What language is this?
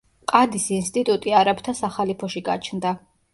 Georgian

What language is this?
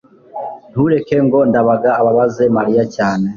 Kinyarwanda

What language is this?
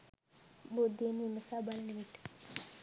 Sinhala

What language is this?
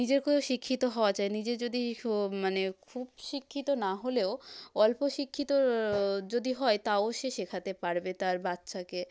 Bangla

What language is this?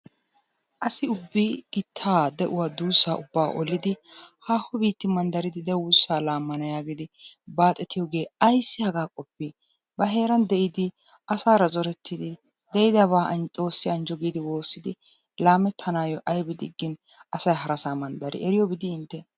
Wolaytta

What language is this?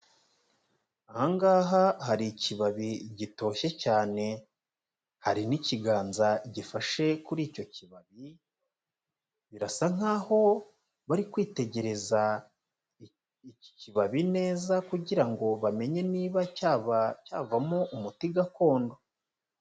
Kinyarwanda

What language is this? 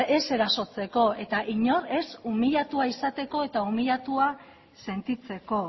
Basque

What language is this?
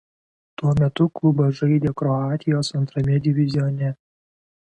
Lithuanian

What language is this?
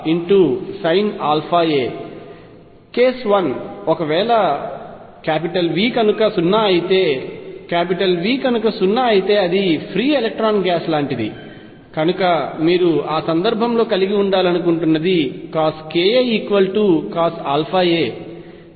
Telugu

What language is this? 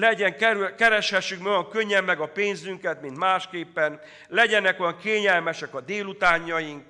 Hungarian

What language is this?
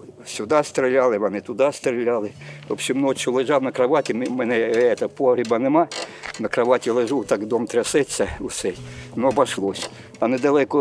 Ukrainian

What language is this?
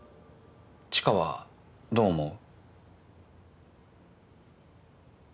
Japanese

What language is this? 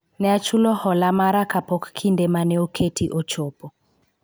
Luo (Kenya and Tanzania)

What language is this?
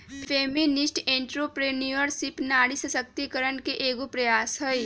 Magahi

